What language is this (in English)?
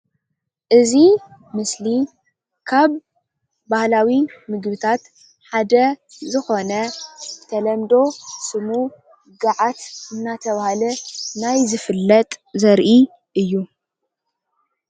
Tigrinya